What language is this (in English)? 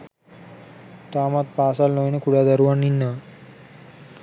Sinhala